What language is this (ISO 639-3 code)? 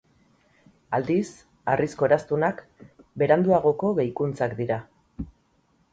eus